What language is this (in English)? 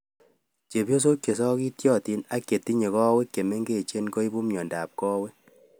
Kalenjin